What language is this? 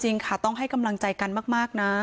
Thai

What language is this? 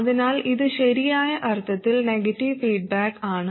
Malayalam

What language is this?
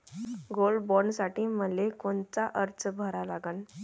Marathi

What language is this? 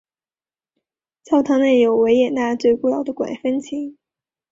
Chinese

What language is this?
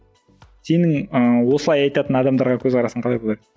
Kazakh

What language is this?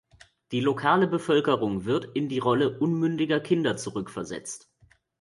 German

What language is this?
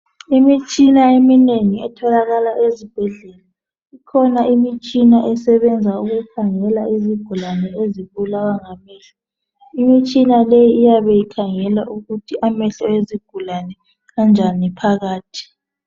North Ndebele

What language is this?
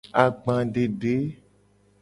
Gen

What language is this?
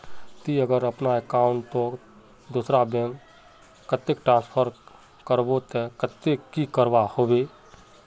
Magahi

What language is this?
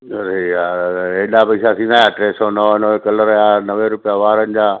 Sindhi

